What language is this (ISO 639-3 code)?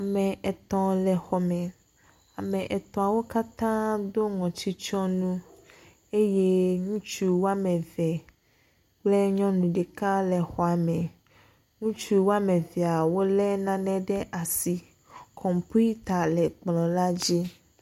ewe